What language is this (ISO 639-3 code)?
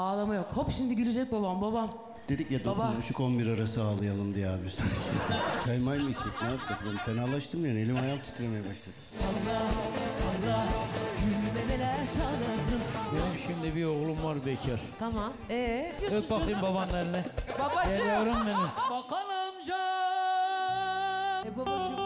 tur